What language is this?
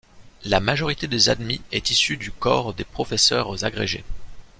French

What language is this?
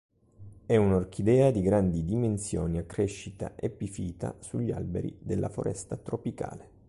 Italian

